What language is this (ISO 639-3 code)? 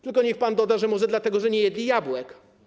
pol